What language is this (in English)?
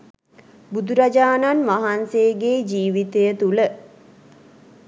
Sinhala